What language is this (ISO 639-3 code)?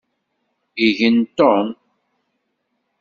kab